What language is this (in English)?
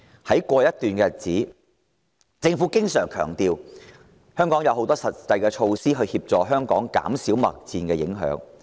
Cantonese